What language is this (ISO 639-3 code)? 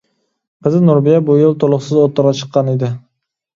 uig